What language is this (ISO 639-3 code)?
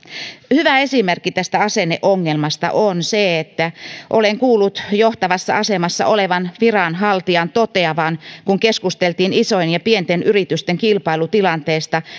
fin